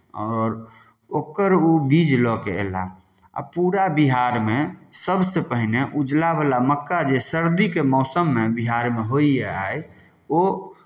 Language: Maithili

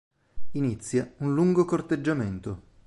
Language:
Italian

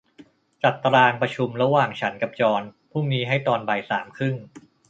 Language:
Thai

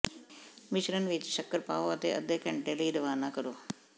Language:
Punjabi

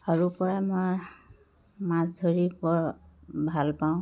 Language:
Assamese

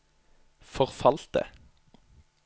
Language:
Norwegian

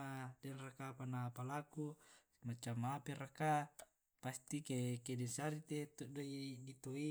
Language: Tae'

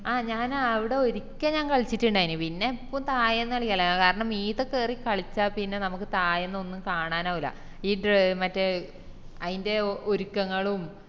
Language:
Malayalam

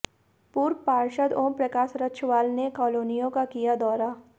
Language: Hindi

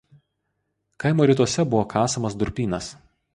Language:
Lithuanian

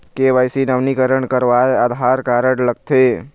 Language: Chhattisgarhi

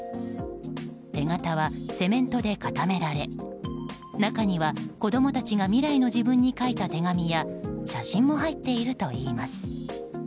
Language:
Japanese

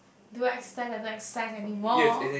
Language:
English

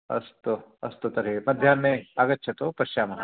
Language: Sanskrit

